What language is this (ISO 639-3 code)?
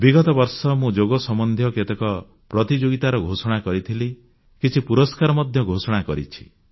ori